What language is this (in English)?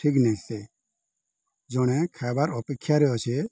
Odia